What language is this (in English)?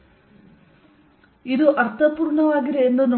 Kannada